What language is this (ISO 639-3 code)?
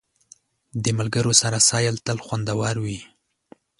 pus